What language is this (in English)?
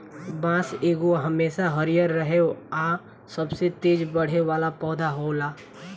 Bhojpuri